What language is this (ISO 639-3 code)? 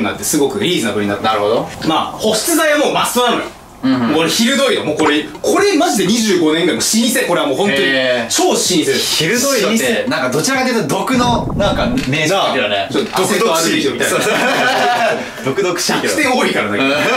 jpn